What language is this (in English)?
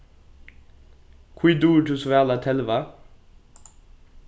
Faroese